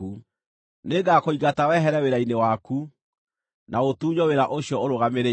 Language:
Kikuyu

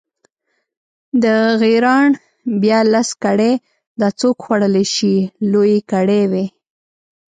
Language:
Pashto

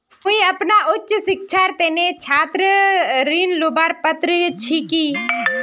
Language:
Magahi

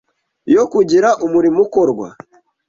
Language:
Kinyarwanda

